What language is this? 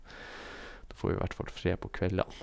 Norwegian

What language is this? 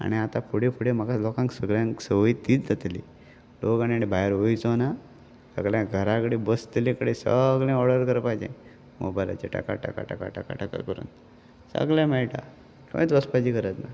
Konkani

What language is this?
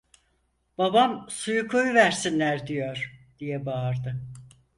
Turkish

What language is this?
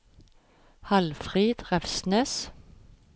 Norwegian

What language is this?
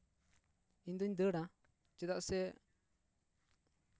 Santali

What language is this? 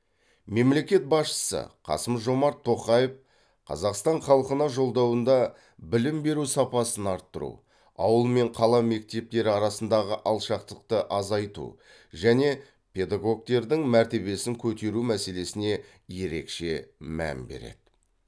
Kazakh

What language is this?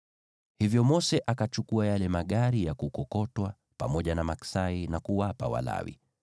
Swahili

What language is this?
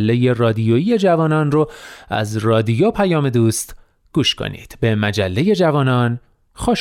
Persian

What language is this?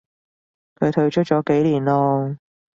Cantonese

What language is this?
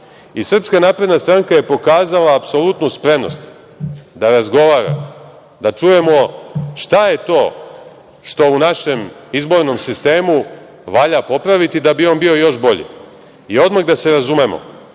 Serbian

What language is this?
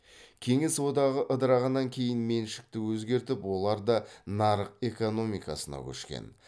Kazakh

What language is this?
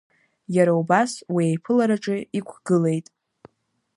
Abkhazian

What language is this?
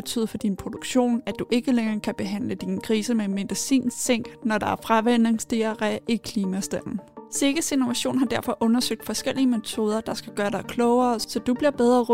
Danish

